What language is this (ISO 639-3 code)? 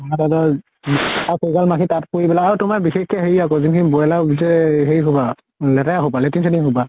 asm